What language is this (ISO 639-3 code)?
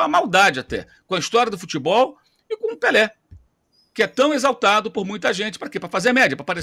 por